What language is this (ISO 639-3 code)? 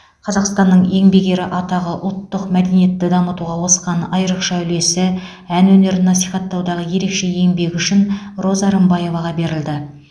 kaz